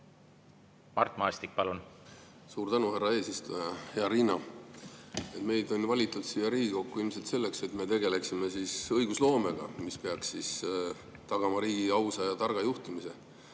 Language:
Estonian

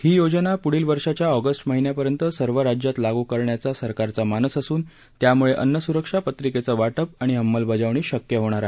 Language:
Marathi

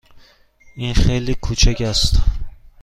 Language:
Persian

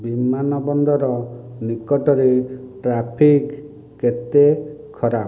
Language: Odia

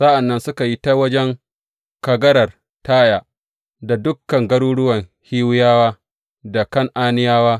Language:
Hausa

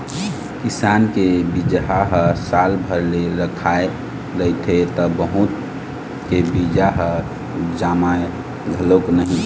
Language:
Chhattisgarhi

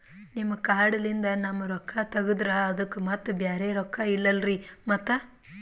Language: Kannada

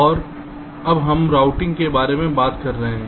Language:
Hindi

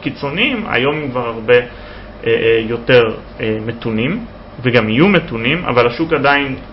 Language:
Hebrew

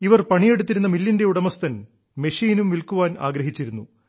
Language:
Malayalam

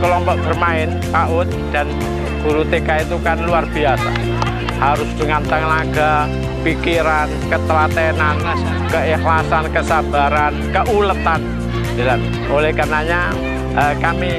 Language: Indonesian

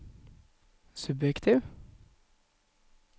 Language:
Norwegian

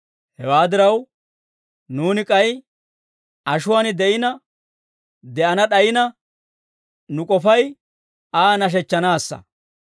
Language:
Dawro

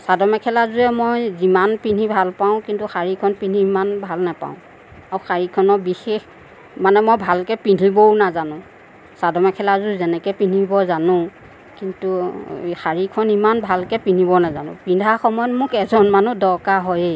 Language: Assamese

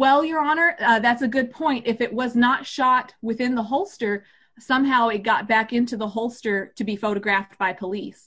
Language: English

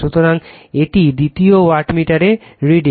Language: Bangla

